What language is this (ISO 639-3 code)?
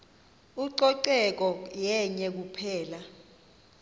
xho